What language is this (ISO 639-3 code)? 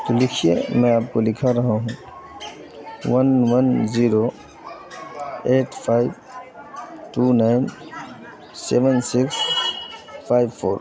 urd